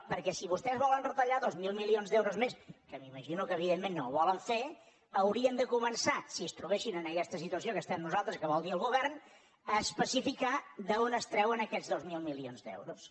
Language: Catalan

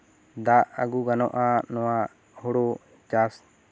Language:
Santali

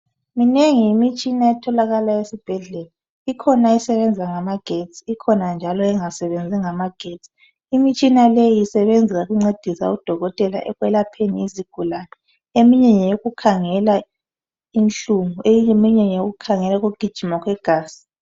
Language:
North Ndebele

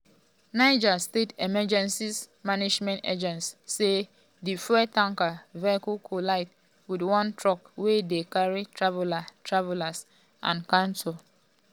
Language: Nigerian Pidgin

